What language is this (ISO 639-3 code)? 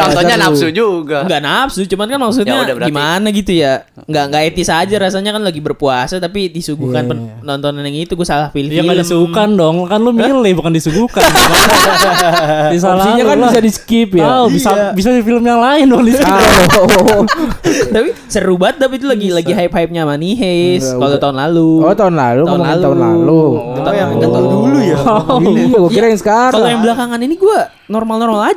ind